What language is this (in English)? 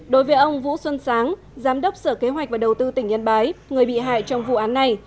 Vietnamese